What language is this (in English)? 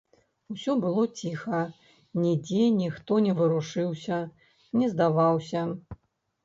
Belarusian